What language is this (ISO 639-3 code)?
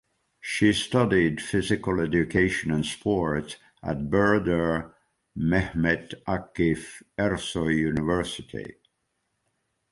eng